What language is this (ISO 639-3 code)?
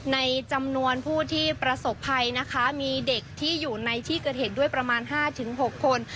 tha